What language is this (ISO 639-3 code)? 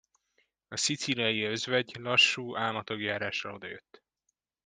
hun